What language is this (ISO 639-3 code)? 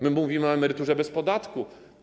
pol